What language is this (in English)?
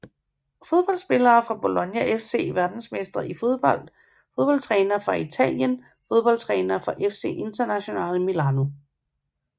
Danish